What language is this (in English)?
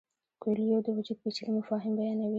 Pashto